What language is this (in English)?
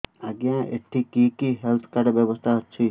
Odia